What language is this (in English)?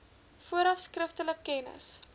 Afrikaans